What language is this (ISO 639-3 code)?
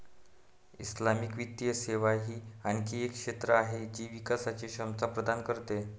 mar